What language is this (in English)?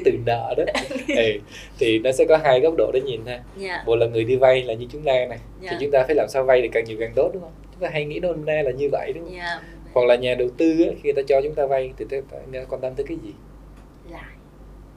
Vietnamese